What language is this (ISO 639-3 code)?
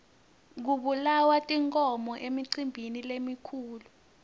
ssw